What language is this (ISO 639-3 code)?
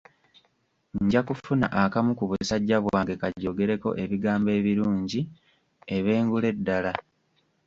lug